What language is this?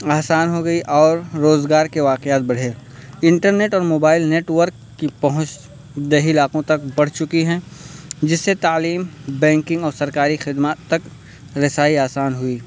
Urdu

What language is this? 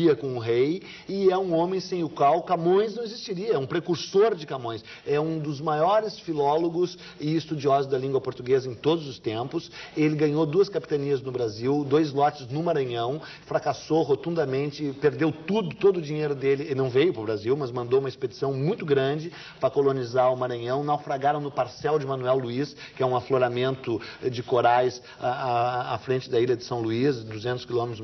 Portuguese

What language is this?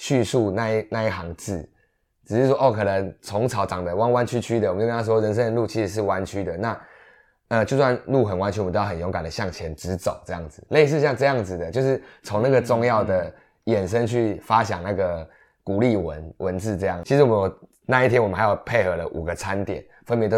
Chinese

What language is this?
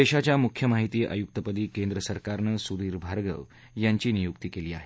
Marathi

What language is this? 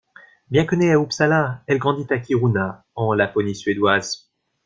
French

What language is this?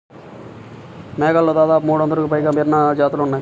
Telugu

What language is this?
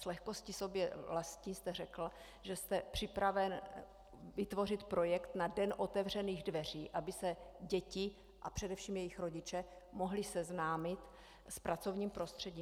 Czech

